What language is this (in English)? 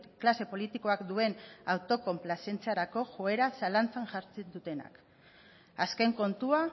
Basque